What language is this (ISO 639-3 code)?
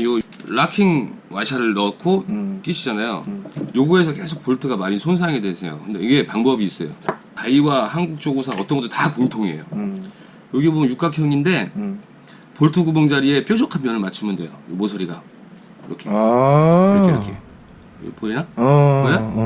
kor